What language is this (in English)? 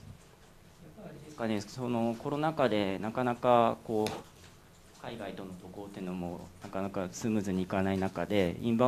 Japanese